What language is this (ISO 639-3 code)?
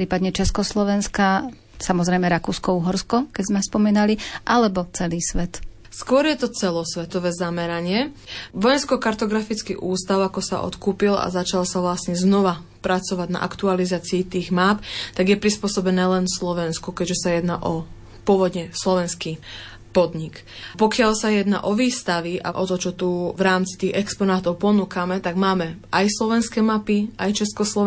slk